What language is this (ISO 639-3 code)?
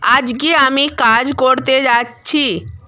ben